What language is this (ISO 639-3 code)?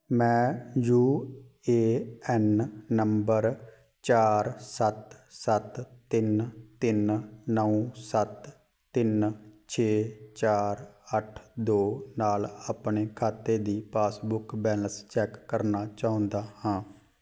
pan